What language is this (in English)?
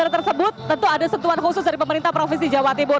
Indonesian